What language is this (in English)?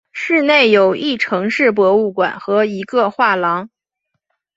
Chinese